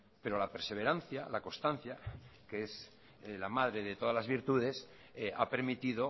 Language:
Spanish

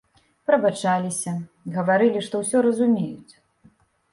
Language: Belarusian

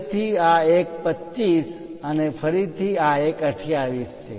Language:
Gujarati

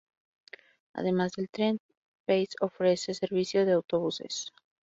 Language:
Spanish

